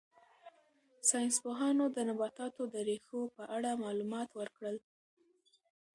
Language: Pashto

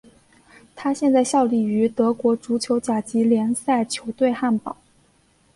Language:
Chinese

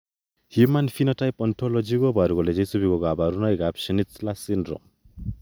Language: Kalenjin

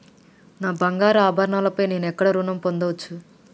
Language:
Telugu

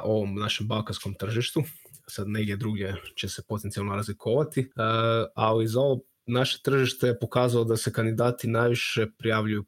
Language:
Croatian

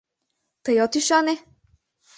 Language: Mari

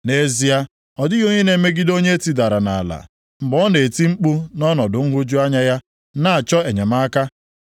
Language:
Igbo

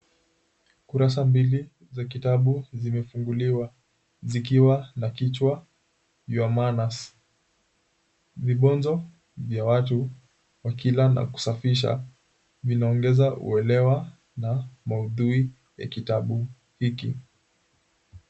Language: Swahili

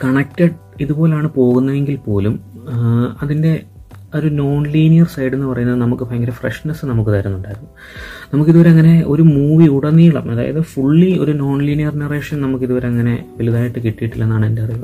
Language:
Malayalam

